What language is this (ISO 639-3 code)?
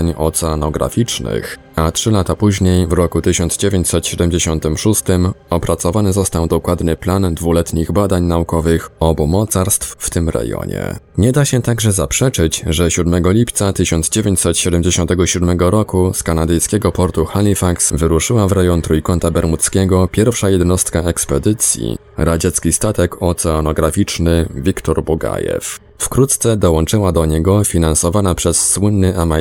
pol